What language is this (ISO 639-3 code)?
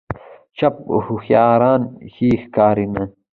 pus